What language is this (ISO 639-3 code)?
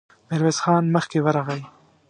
pus